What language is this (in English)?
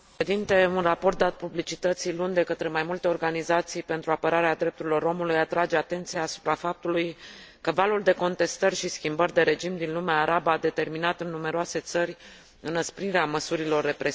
Romanian